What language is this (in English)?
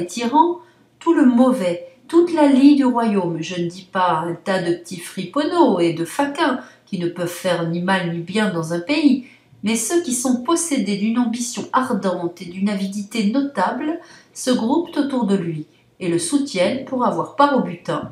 French